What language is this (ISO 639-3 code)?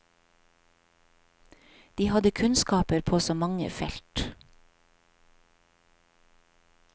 nor